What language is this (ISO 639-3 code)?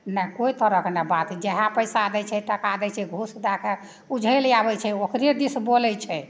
mai